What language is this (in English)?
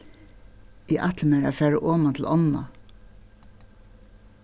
Faroese